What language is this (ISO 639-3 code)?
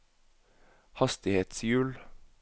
nor